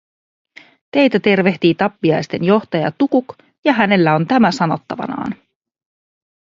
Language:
Finnish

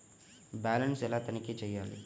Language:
Telugu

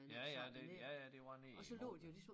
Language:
Danish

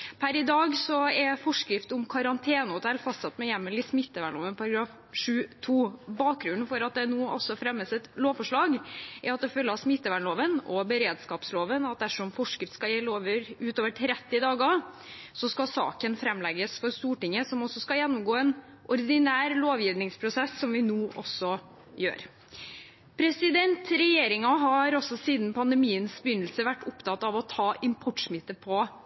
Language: Norwegian Bokmål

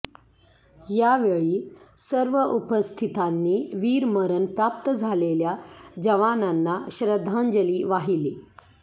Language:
Marathi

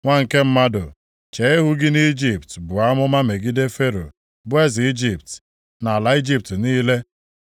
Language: Igbo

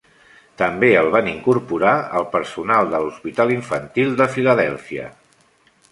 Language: Catalan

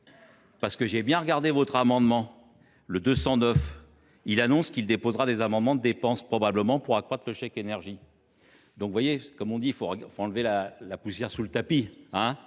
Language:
French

